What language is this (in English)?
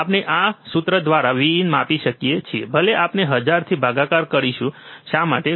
Gujarati